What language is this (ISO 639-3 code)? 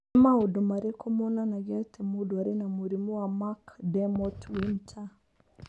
kik